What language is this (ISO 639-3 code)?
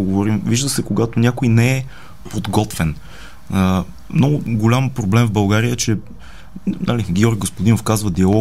bul